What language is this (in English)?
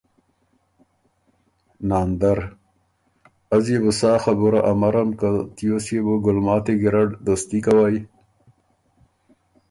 Ormuri